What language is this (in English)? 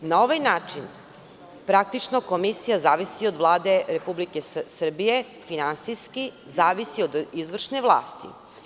Serbian